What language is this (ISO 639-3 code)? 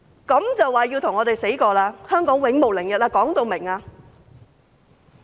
yue